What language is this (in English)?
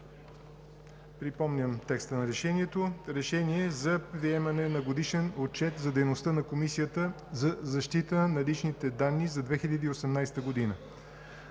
Bulgarian